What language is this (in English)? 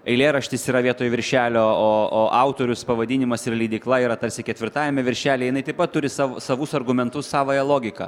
Lithuanian